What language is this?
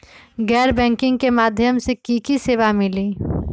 Magahi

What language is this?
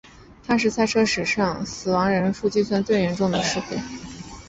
Chinese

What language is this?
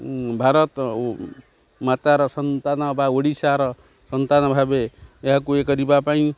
Odia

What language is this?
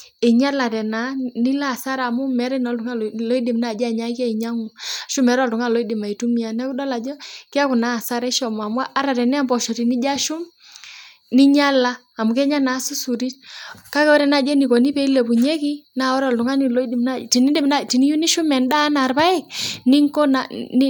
Masai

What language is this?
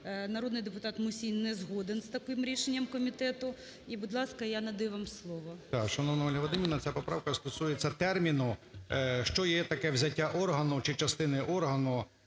Ukrainian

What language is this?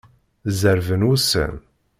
Kabyle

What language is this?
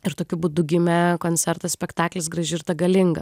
Lithuanian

